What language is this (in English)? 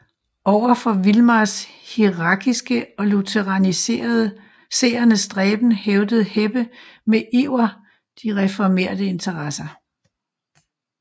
Danish